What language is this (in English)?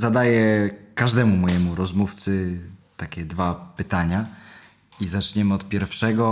Polish